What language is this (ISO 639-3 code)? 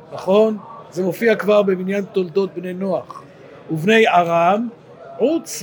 heb